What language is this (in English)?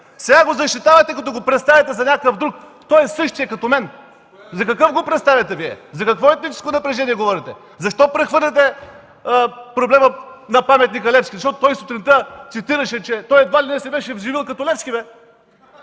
Bulgarian